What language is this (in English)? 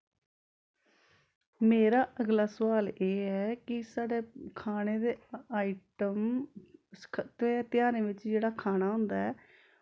Dogri